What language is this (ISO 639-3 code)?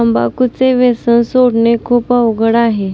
mar